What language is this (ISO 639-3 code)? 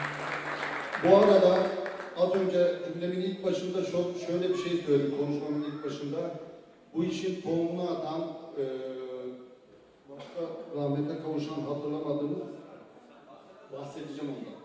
tur